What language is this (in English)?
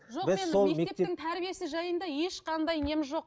Kazakh